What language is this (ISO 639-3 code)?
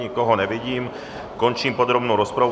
ces